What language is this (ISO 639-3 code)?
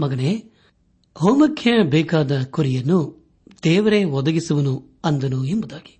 kan